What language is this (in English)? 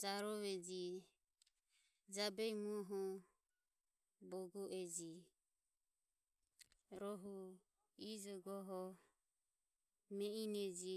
Ömie